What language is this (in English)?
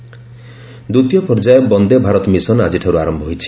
Odia